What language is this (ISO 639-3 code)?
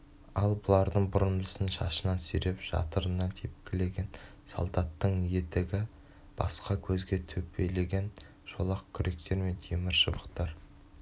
kaz